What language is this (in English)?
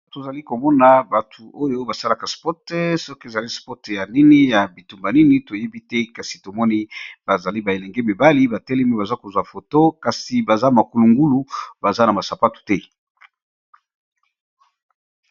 Lingala